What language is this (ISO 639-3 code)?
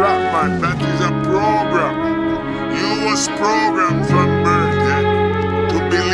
eng